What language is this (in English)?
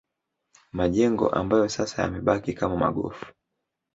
Swahili